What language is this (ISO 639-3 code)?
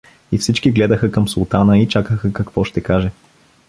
bul